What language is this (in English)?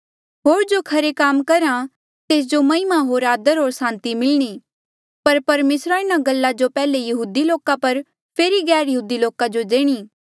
Mandeali